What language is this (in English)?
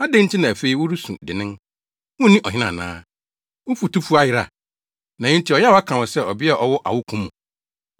Akan